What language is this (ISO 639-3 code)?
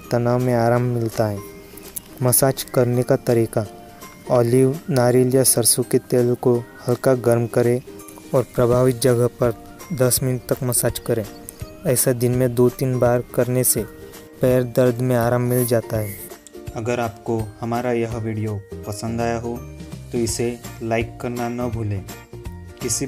hin